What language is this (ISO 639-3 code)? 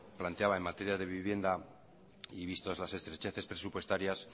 spa